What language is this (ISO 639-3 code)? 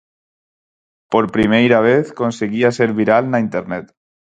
glg